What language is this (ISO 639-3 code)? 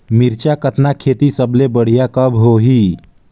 hne